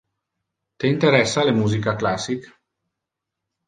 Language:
Interlingua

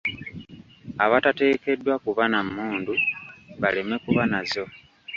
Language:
Ganda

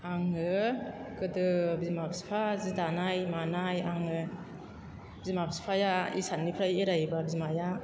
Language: Bodo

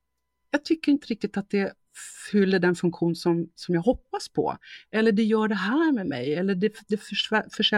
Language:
Swedish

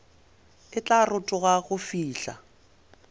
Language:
Northern Sotho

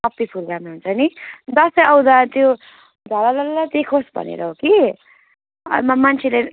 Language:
Nepali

